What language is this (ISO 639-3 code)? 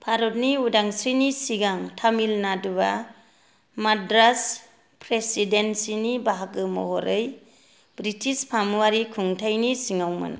brx